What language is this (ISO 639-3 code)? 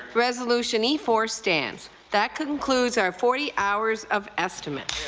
eng